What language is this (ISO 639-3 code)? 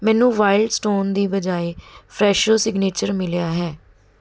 pan